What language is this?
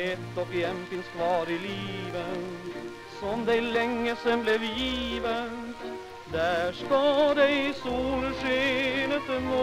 Romanian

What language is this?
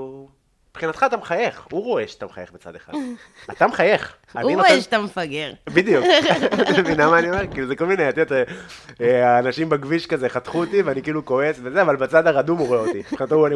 Hebrew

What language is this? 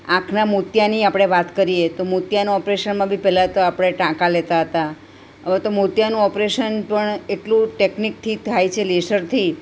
Gujarati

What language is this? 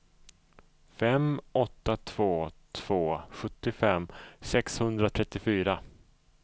Swedish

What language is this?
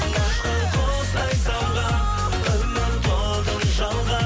Kazakh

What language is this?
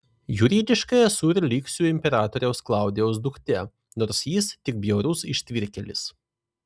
Lithuanian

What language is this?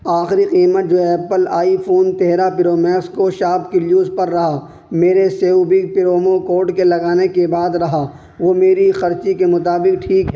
Urdu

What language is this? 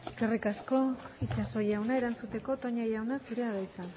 Basque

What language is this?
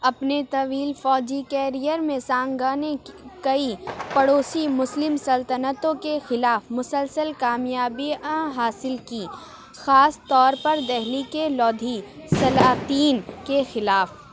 Urdu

